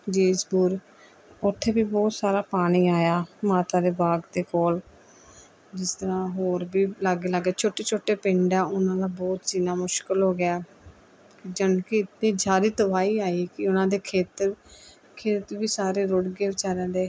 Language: Punjabi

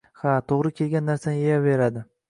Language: Uzbek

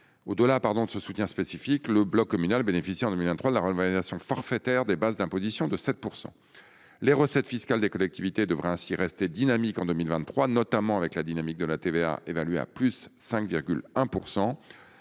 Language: French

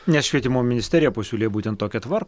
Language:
Lithuanian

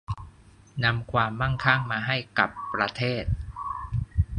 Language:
Thai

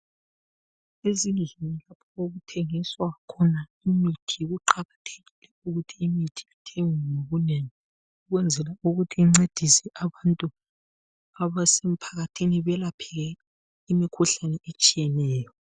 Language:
North Ndebele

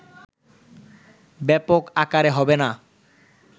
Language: Bangla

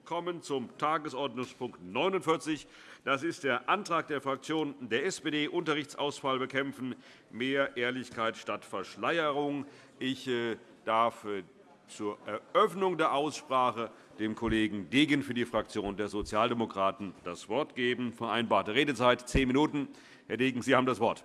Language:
German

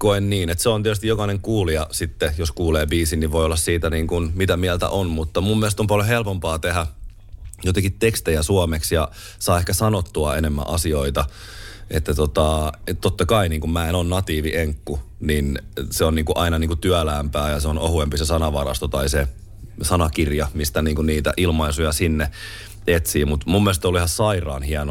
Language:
Finnish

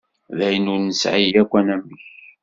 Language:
Kabyle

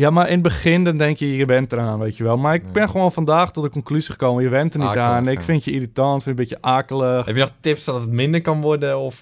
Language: Dutch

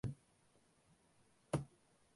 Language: Tamil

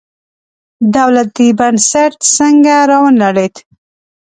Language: Pashto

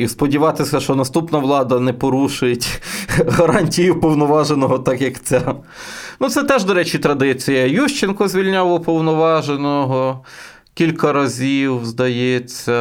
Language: Ukrainian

